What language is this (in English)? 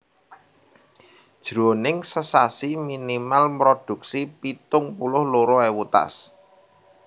Javanese